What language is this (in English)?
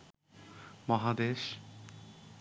Bangla